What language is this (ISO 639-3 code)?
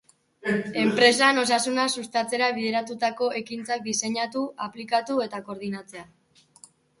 eus